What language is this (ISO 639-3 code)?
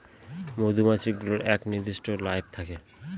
ben